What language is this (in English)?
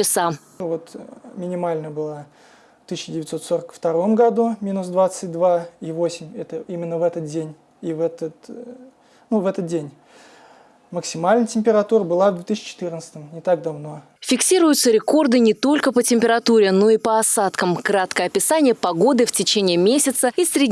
Russian